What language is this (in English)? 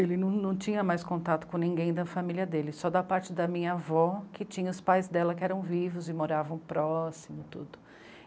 Portuguese